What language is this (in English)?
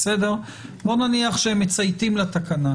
Hebrew